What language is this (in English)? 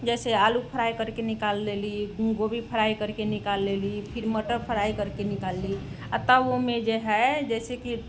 Maithili